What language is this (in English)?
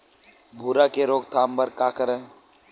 Chhattisgarhi